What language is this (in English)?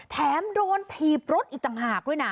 Thai